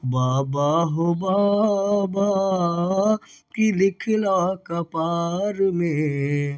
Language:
Maithili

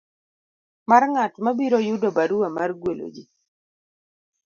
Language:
Luo (Kenya and Tanzania)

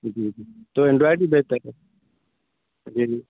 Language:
Urdu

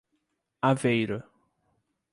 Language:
Portuguese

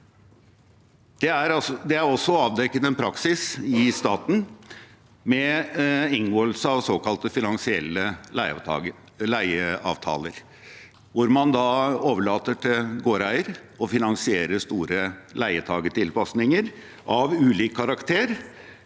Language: Norwegian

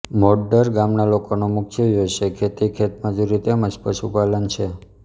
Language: Gujarati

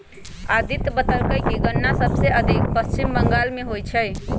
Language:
Magahi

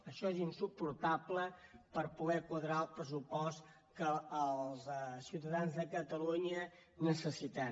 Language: Catalan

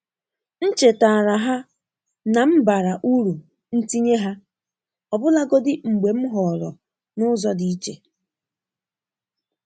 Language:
Igbo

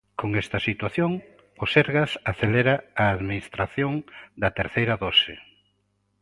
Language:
Galician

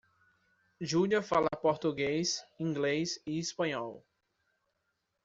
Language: Portuguese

